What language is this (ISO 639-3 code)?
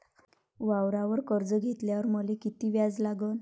mar